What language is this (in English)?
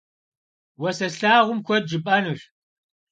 Kabardian